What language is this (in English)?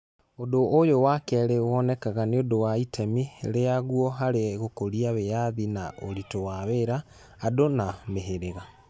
Kikuyu